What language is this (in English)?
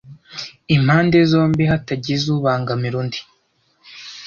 Kinyarwanda